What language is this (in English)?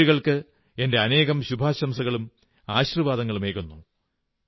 Malayalam